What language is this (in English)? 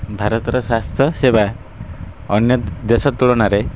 Odia